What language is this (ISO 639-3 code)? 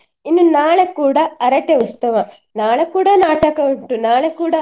kan